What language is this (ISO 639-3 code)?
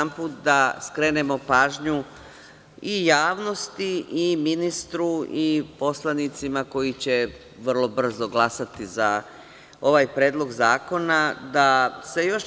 srp